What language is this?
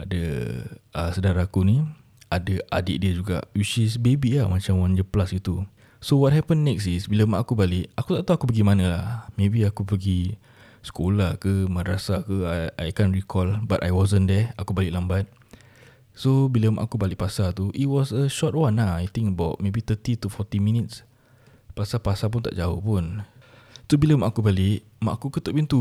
Malay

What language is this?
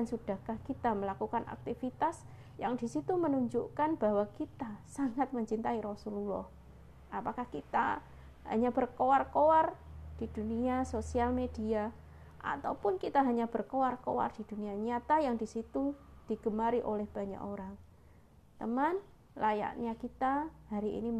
Indonesian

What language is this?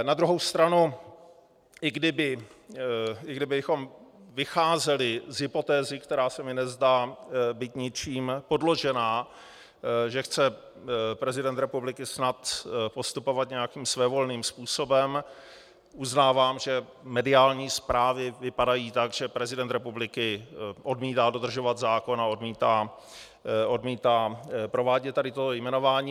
Czech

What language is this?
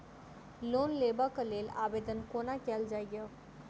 Maithili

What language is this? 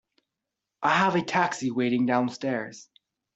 English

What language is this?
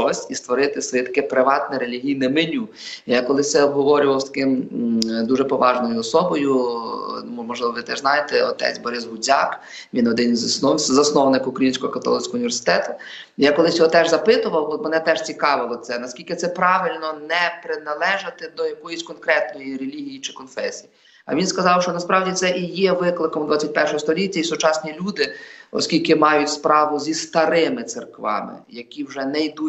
Ukrainian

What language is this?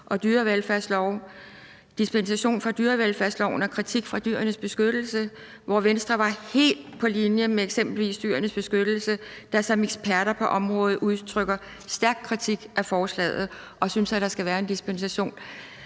Danish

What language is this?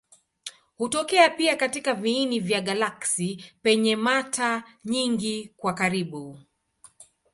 Swahili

